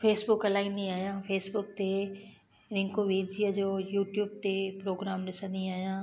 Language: Sindhi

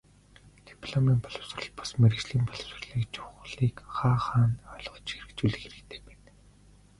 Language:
Mongolian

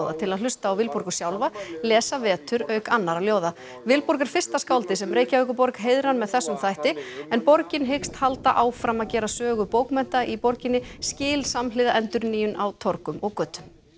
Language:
Icelandic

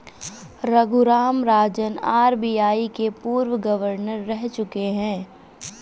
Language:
Hindi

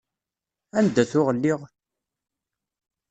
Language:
Kabyle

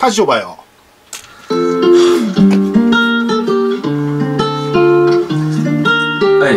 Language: Korean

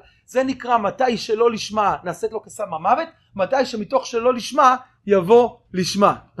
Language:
Hebrew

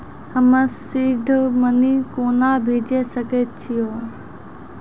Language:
Maithili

